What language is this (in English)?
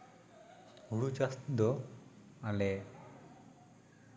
Santali